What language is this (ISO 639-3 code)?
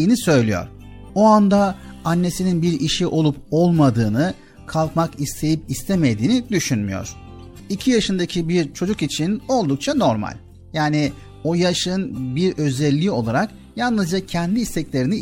tur